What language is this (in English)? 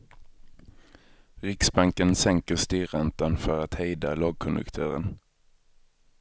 Swedish